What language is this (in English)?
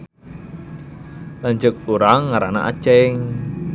Sundanese